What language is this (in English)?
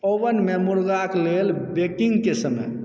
Maithili